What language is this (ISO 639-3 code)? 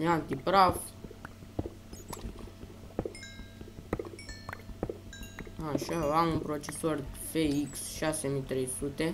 ron